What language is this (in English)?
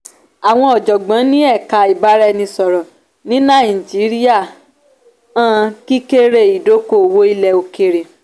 Yoruba